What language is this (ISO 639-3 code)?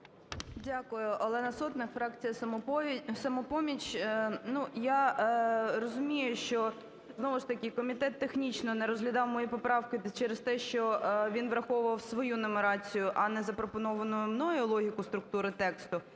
ukr